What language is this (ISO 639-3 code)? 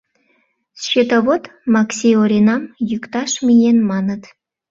chm